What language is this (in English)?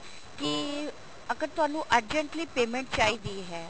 Punjabi